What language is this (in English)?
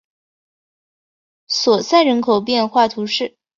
Chinese